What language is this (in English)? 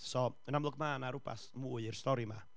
Welsh